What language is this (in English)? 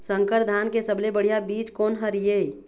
Chhattisgarhi